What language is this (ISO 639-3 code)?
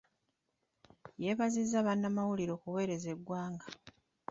lug